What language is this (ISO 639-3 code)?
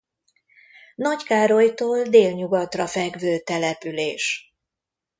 hun